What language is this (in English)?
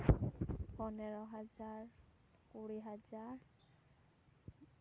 Santali